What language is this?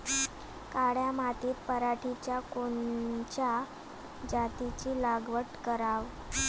Marathi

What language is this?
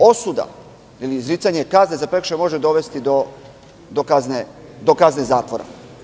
Serbian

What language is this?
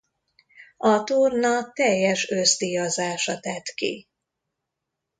Hungarian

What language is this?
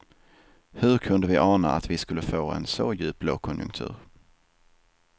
Swedish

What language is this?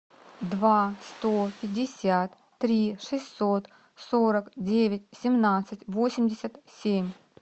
Russian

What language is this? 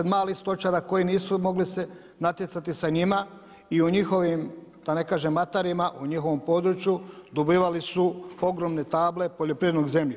Croatian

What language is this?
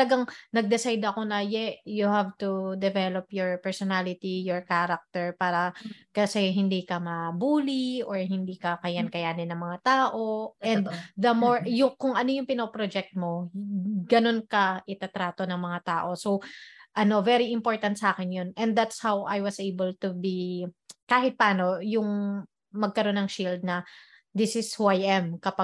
Filipino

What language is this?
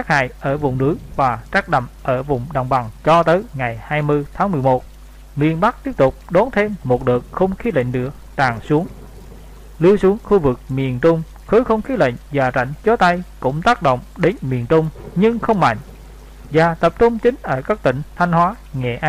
Vietnamese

